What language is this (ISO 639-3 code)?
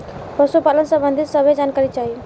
bho